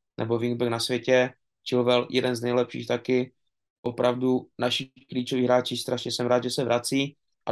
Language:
Czech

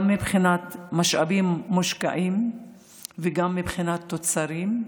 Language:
Hebrew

